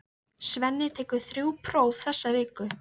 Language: Icelandic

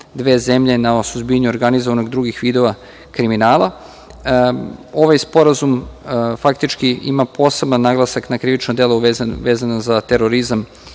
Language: Serbian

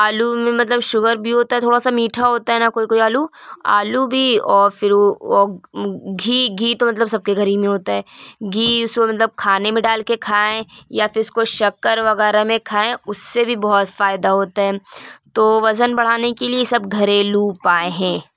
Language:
Urdu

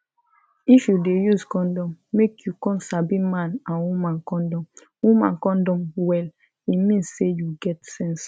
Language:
Nigerian Pidgin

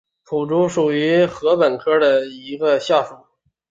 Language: Chinese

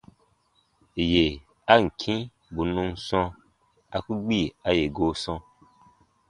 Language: Baatonum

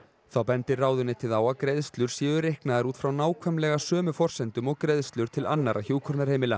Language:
Icelandic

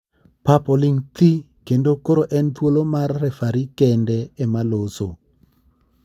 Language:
Luo (Kenya and Tanzania)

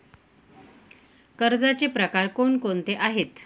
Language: Marathi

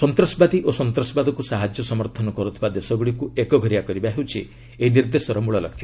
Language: Odia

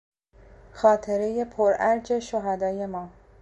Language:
Persian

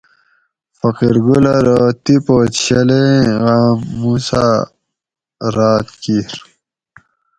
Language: Gawri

